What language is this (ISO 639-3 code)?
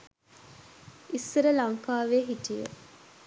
sin